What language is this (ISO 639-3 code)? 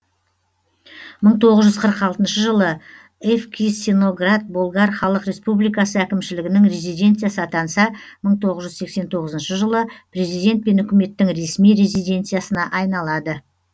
kaz